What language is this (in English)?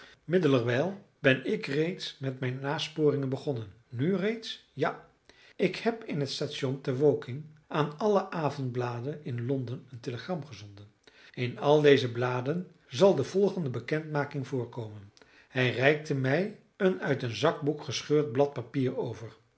Dutch